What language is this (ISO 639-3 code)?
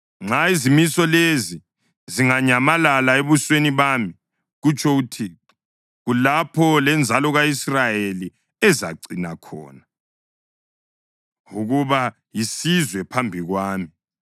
nde